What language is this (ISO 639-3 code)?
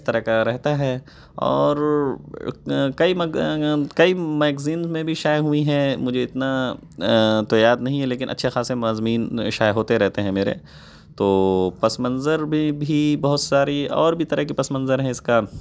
urd